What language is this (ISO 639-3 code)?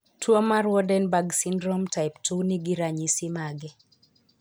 luo